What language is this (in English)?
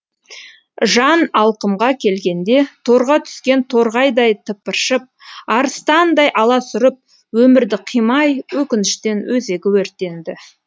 Kazakh